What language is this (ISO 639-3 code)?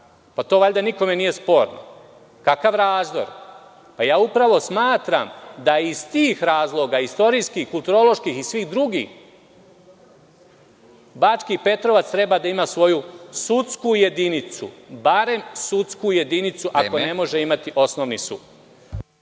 srp